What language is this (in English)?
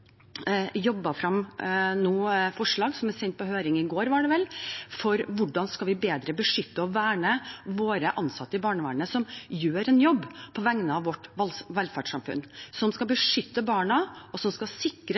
Norwegian Bokmål